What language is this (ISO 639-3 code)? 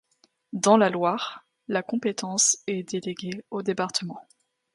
fra